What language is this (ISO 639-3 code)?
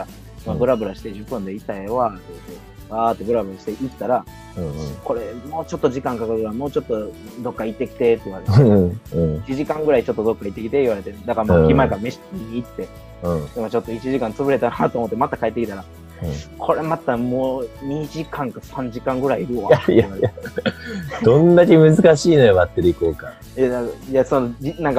jpn